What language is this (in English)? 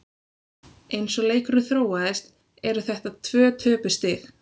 Icelandic